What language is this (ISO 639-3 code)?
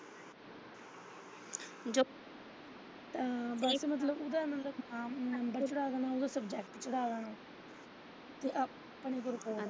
pan